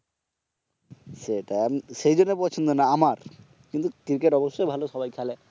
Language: Bangla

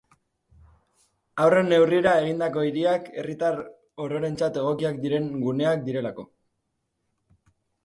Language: Basque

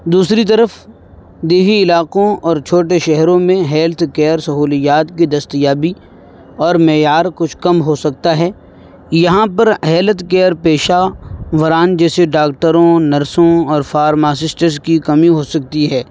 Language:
Urdu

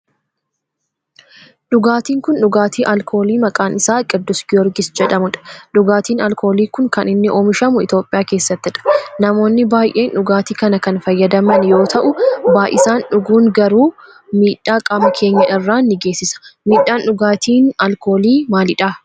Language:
Oromo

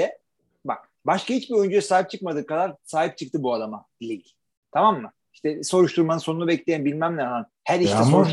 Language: Turkish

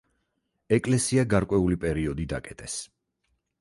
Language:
Georgian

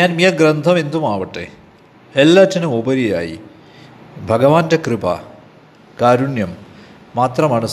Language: Malayalam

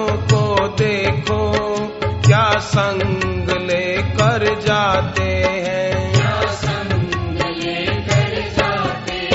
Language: Hindi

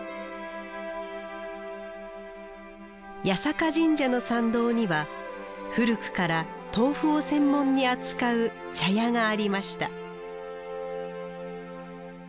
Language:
Japanese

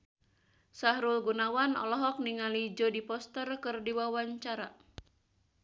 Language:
Sundanese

